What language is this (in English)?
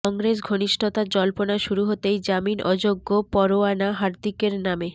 Bangla